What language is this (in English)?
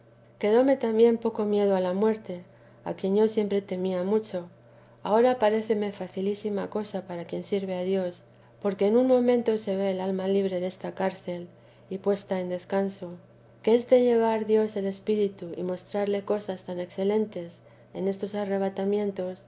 Spanish